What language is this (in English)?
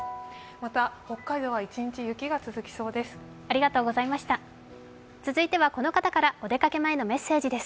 Japanese